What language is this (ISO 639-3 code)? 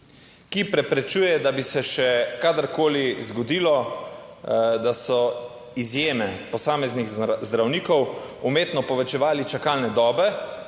slv